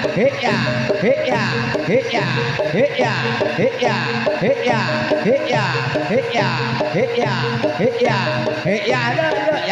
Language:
Thai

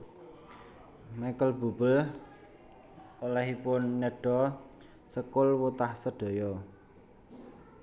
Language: Javanese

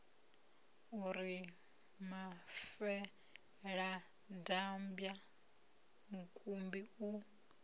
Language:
Venda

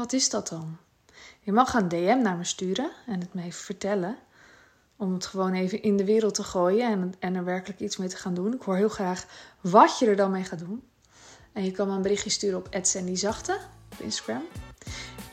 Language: Dutch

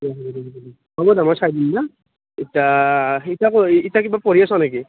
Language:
Assamese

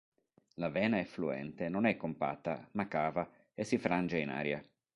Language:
Italian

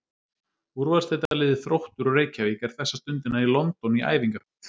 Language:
Icelandic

